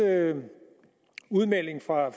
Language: Danish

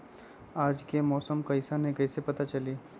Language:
Magahi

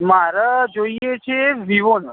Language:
Gujarati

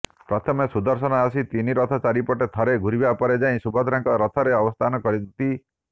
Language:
Odia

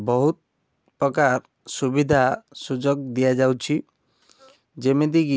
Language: Odia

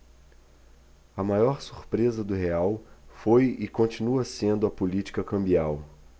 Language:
Portuguese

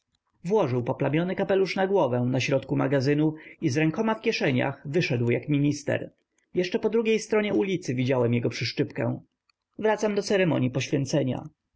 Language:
Polish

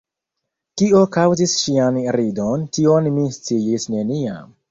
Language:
Esperanto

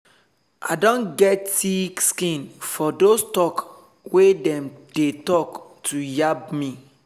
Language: Nigerian Pidgin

